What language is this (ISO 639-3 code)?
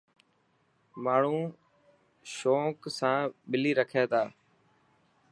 mki